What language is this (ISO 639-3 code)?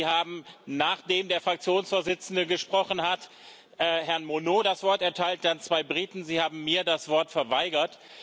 deu